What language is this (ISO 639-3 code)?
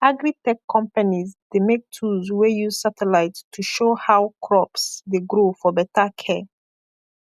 pcm